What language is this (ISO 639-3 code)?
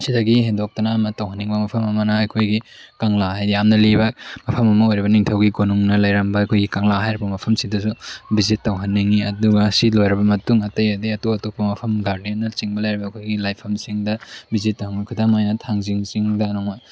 mni